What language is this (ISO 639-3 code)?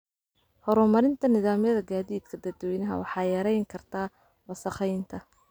som